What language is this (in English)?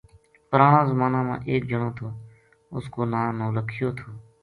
Gujari